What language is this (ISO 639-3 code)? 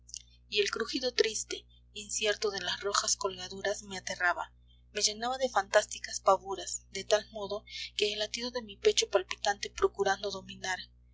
spa